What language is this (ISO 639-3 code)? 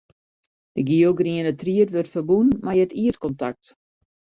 fry